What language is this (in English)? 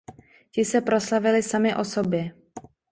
Czech